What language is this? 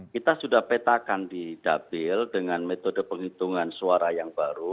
Indonesian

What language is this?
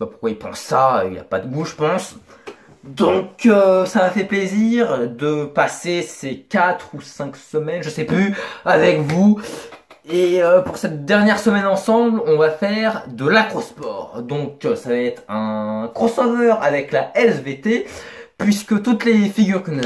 French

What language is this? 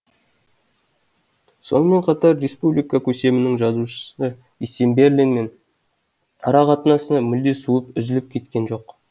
Kazakh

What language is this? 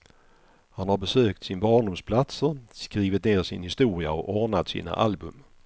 Swedish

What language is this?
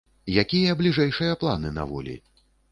Belarusian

